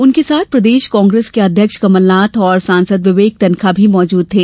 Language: Hindi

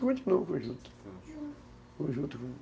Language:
Portuguese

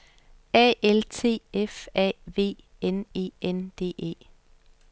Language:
Danish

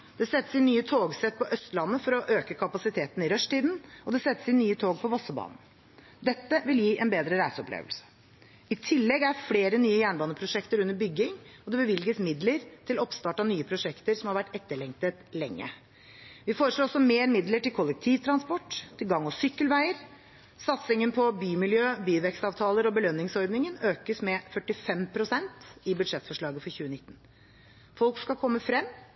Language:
Norwegian Bokmål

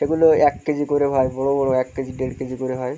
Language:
Bangla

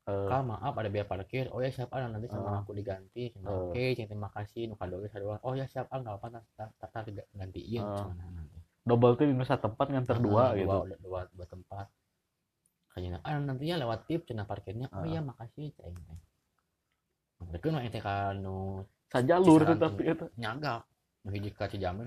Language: Indonesian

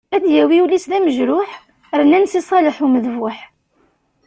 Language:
Kabyle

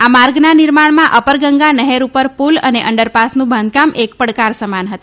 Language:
Gujarati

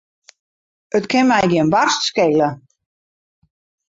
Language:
Western Frisian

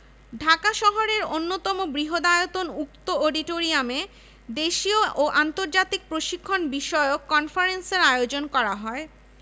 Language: Bangla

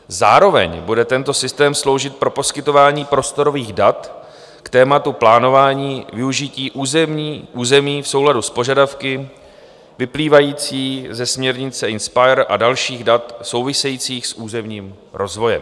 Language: Czech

